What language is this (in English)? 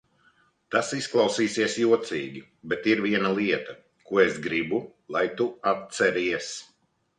Latvian